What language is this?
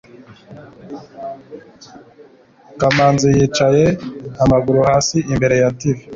Kinyarwanda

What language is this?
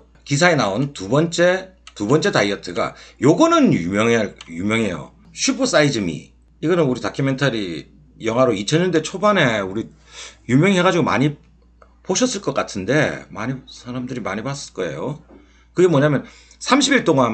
Korean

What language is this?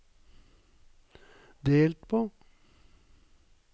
Norwegian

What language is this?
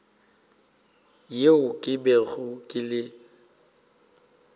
Northern Sotho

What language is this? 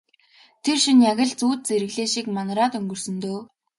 Mongolian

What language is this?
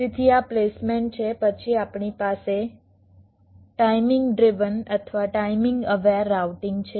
Gujarati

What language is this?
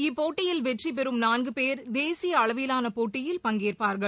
Tamil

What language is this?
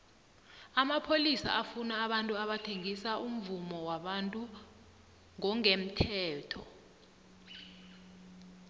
South Ndebele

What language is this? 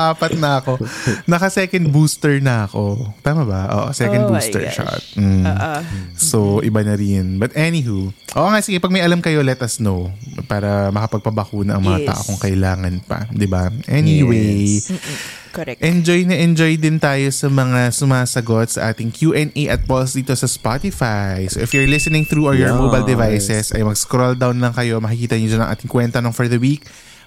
Filipino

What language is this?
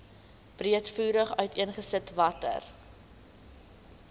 Afrikaans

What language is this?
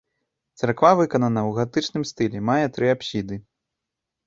Belarusian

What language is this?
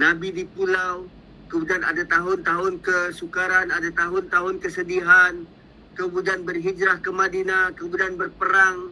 Malay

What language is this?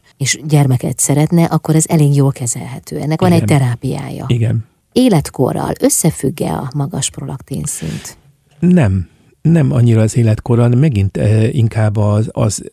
Hungarian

